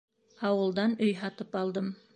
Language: Bashkir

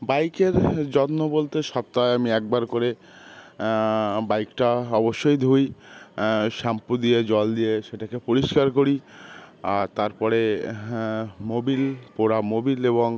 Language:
Bangla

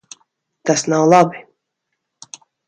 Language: Latvian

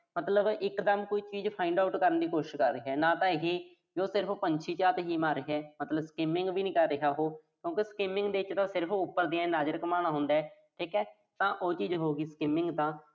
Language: Punjabi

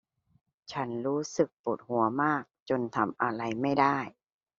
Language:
Thai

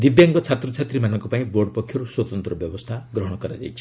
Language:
Odia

